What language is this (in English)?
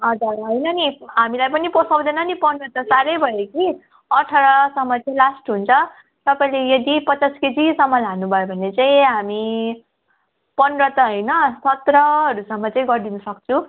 Nepali